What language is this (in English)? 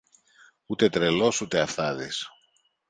Greek